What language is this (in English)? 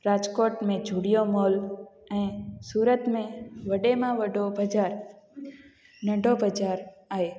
Sindhi